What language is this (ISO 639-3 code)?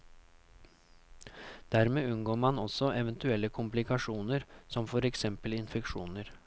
nor